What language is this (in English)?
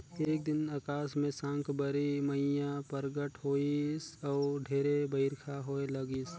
Chhattisgarhi